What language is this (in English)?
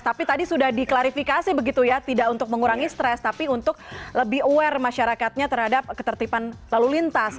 Indonesian